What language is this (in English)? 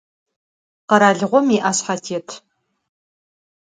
Adyghe